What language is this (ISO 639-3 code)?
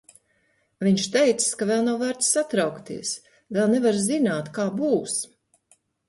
lav